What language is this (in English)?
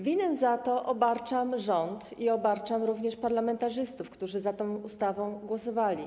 Polish